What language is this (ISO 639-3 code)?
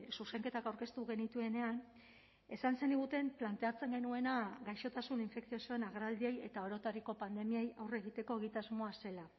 eus